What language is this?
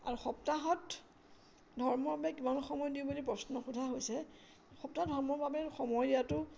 Assamese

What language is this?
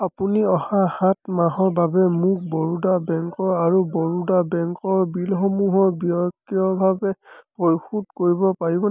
Assamese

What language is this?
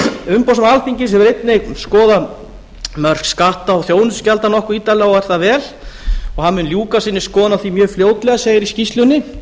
Icelandic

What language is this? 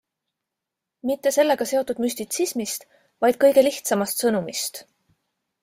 Estonian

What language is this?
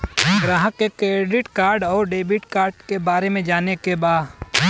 Bhojpuri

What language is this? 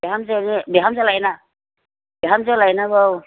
Bodo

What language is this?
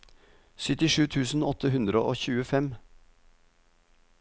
Norwegian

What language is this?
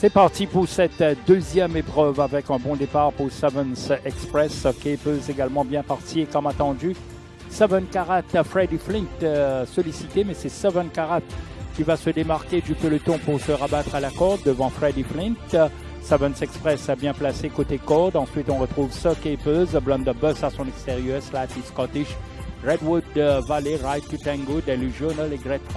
French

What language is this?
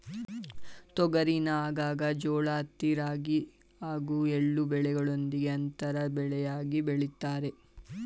Kannada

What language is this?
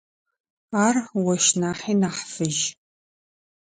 Adyghe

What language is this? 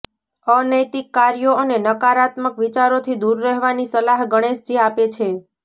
Gujarati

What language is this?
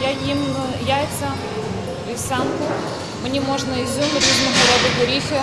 Ukrainian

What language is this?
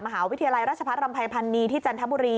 Thai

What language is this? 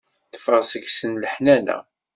Kabyle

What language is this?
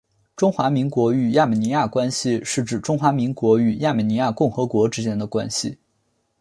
Chinese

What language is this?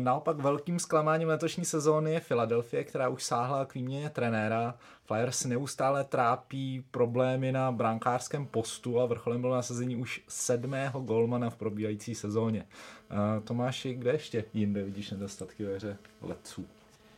Czech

